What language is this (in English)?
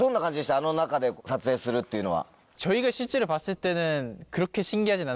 Japanese